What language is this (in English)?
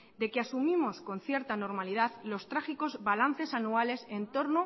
Spanish